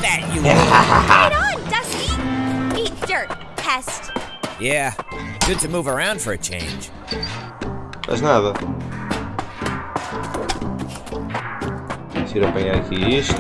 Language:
Portuguese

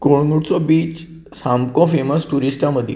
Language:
Konkani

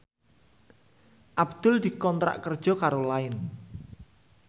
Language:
Javanese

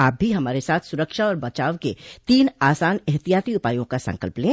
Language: Hindi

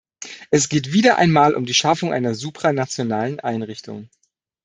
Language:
German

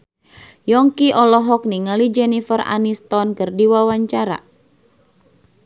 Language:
Sundanese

